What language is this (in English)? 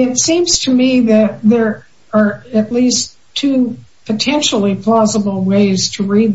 English